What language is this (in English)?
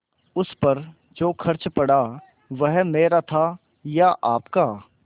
Hindi